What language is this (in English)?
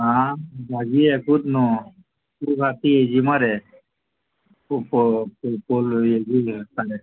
Konkani